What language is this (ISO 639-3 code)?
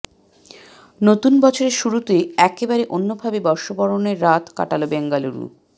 ben